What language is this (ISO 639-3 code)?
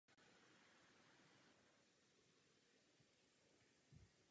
ces